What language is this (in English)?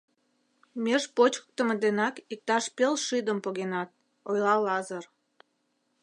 Mari